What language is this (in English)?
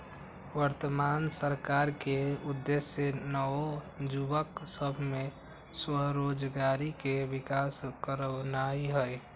Magahi